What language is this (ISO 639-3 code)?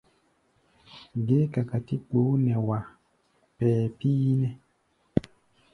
gba